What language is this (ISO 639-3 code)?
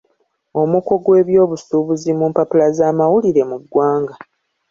lug